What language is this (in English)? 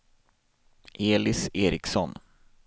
Swedish